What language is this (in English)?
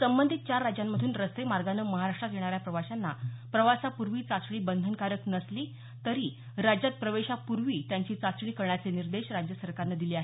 Marathi